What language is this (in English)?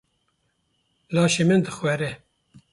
Kurdish